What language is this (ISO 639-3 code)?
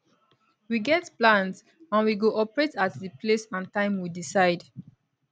pcm